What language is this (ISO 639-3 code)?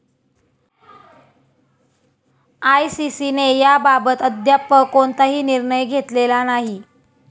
mar